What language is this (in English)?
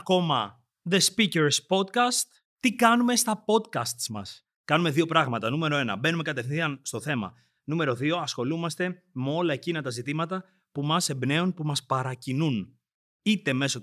Greek